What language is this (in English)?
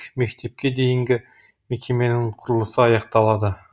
Kazakh